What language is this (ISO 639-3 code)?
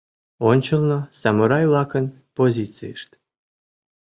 chm